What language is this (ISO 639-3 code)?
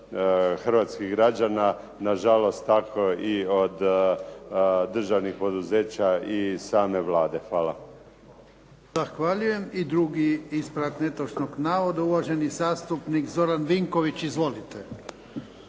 hrv